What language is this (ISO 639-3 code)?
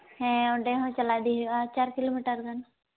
sat